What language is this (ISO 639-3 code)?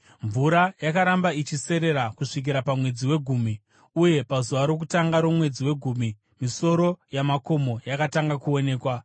sna